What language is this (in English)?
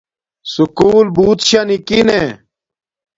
Domaaki